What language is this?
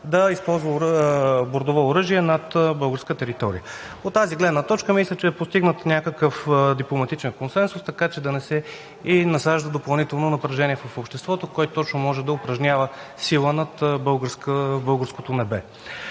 Bulgarian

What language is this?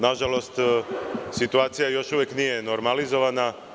Serbian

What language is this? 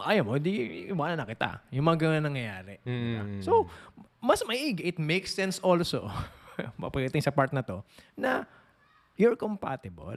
Filipino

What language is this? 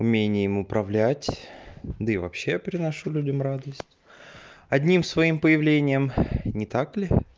Russian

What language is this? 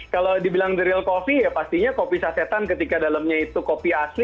Indonesian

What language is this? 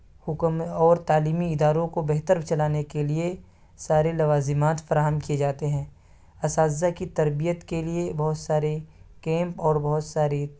Urdu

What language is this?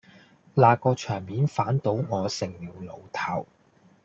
Cantonese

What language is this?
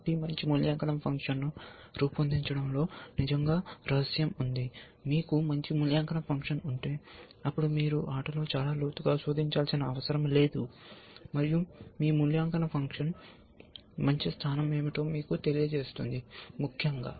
Telugu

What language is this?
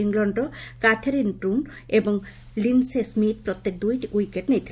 Odia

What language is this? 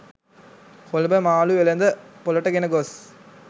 Sinhala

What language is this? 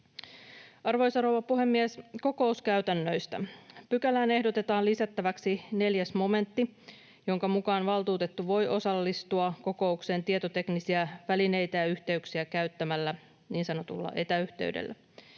Finnish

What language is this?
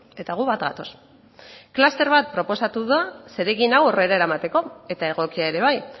Basque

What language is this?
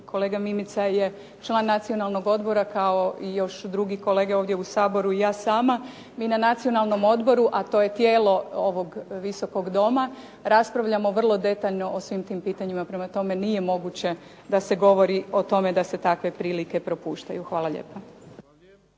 Croatian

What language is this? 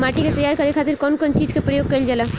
Bhojpuri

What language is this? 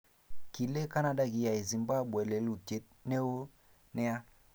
Kalenjin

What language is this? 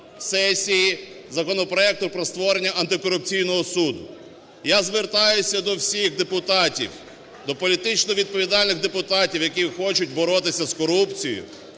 Ukrainian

